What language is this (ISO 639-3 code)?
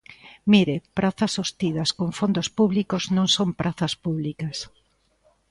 glg